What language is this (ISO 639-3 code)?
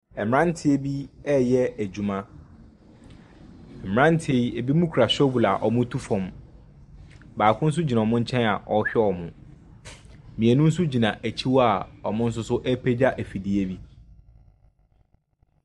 aka